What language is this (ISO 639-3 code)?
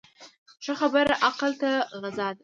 pus